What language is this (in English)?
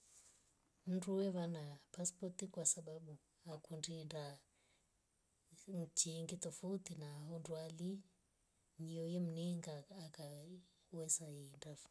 Rombo